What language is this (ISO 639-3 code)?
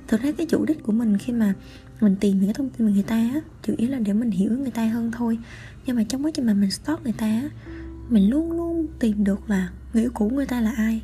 vie